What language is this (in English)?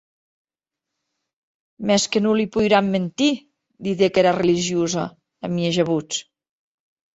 Occitan